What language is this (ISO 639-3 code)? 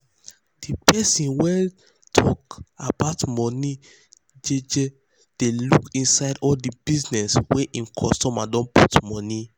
pcm